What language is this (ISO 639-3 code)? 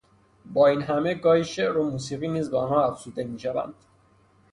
fas